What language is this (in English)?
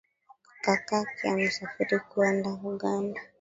Swahili